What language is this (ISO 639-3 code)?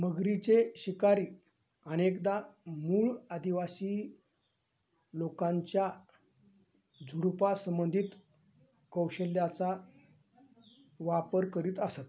mar